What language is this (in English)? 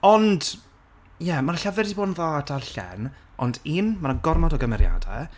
Welsh